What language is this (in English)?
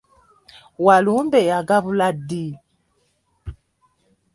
Ganda